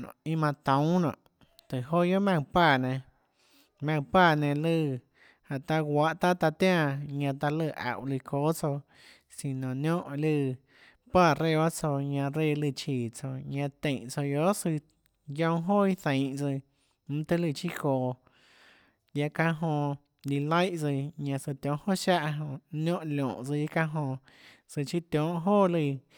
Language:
Tlacoatzintepec Chinantec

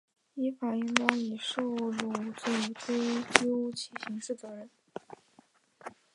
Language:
Chinese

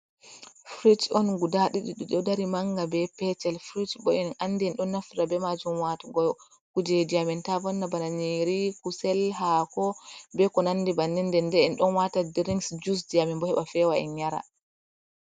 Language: Fula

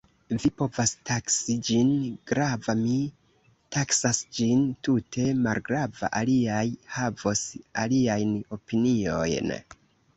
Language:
Esperanto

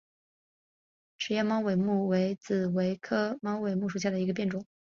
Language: Chinese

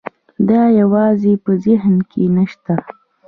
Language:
Pashto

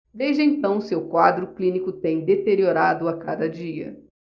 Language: Portuguese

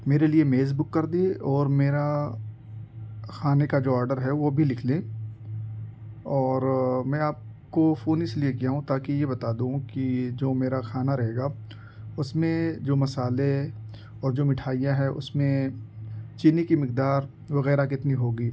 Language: Urdu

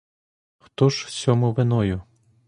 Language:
Ukrainian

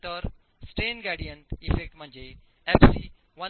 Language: Marathi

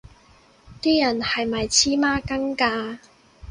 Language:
Cantonese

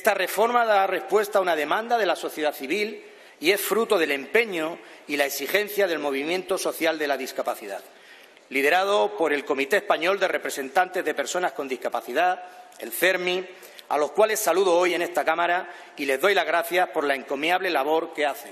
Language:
Spanish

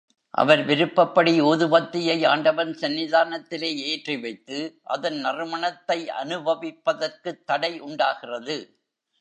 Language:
Tamil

